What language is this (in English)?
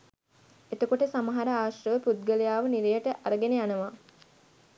Sinhala